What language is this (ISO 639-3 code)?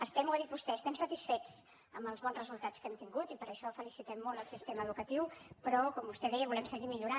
cat